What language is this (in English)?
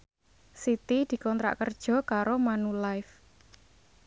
Javanese